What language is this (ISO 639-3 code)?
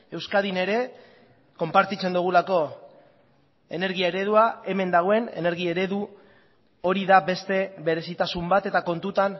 eus